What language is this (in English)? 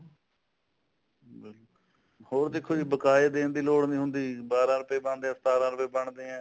Punjabi